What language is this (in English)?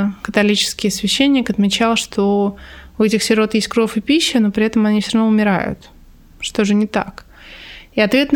Russian